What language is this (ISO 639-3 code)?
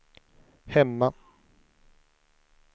swe